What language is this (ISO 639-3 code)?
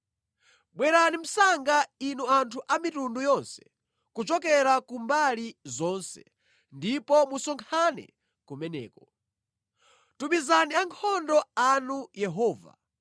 nya